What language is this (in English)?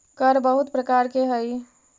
Magahi